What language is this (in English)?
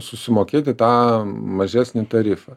Lithuanian